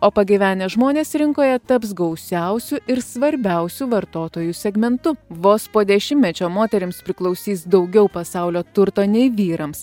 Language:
Lithuanian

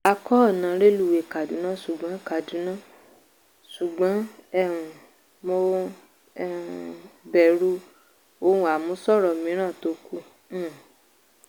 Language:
Yoruba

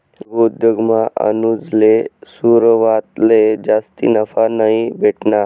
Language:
Marathi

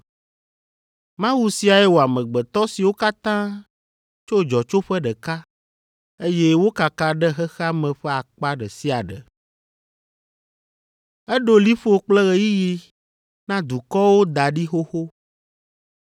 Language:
Ewe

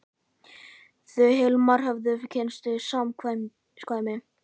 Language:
Icelandic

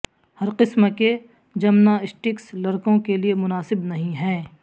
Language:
Urdu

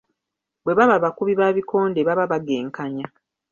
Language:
Ganda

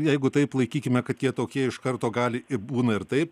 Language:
Lithuanian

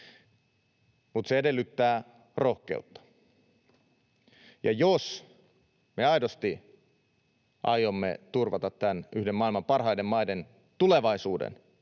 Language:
Finnish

